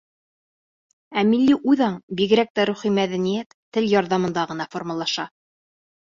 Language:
Bashkir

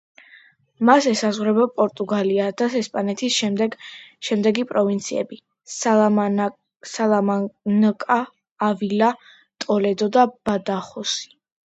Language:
Georgian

